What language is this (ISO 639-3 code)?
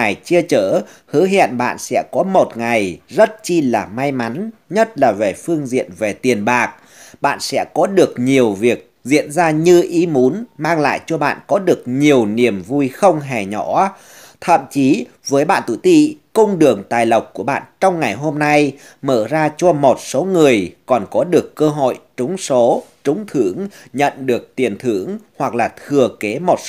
vie